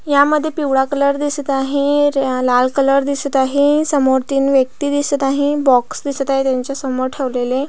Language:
Marathi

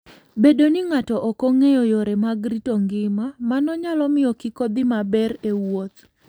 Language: Luo (Kenya and Tanzania)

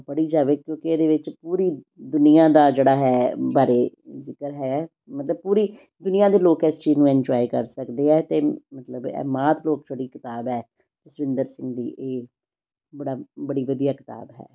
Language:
Punjabi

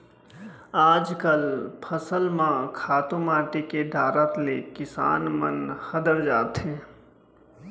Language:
Chhattisgarhi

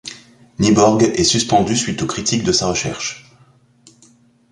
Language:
French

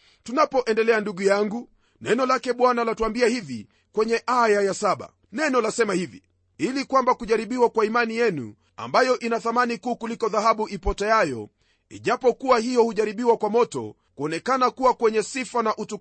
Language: Swahili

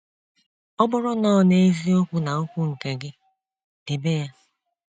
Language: Igbo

